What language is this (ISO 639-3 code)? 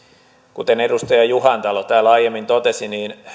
fin